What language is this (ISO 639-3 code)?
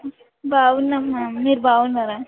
tel